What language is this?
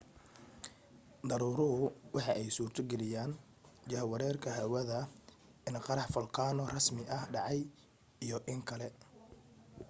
Somali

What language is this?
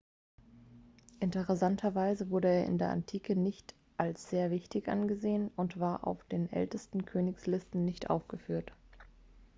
German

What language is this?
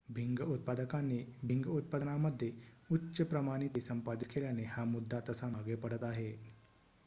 Marathi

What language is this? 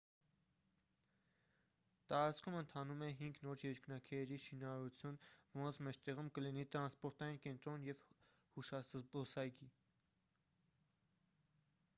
Armenian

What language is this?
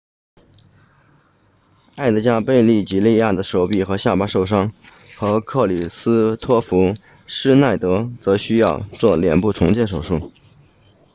Chinese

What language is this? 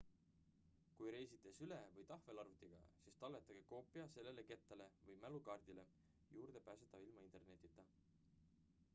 Estonian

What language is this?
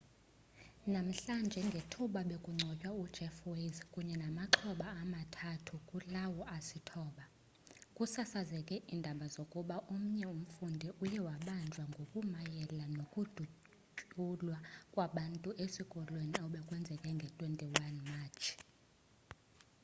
Xhosa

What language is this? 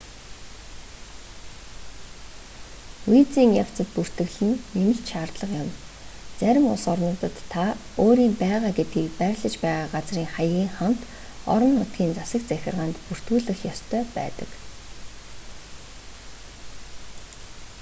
Mongolian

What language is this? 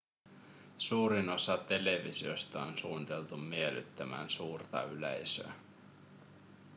Finnish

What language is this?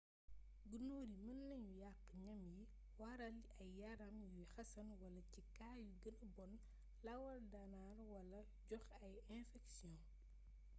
Wolof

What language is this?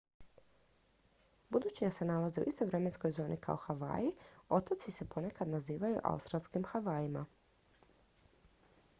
Croatian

